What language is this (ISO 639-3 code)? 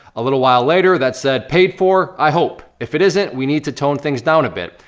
eng